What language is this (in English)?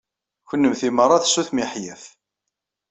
Kabyle